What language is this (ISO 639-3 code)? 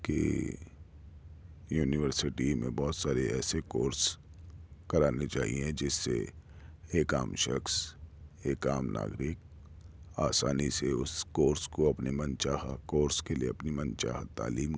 urd